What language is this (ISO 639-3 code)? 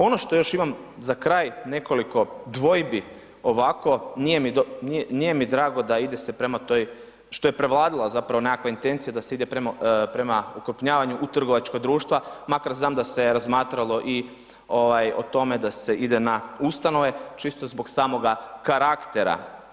hrv